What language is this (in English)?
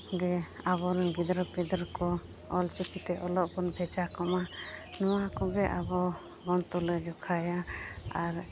Santali